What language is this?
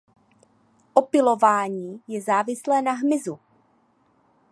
Czech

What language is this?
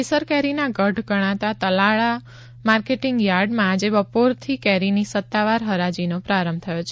Gujarati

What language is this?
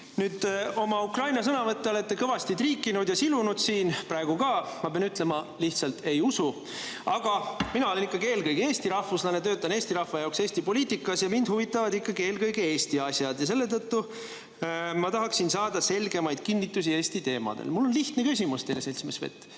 Estonian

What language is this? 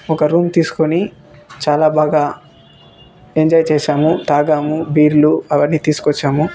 Telugu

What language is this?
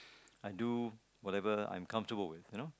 English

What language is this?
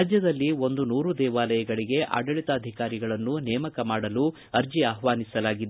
Kannada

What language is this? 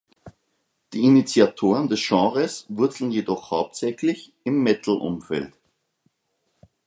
German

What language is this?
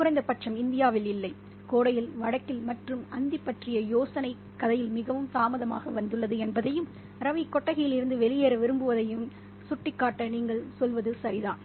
Tamil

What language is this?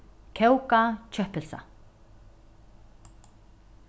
Faroese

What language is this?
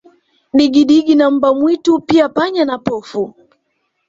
Swahili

